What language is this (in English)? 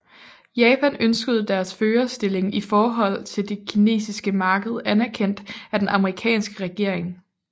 Danish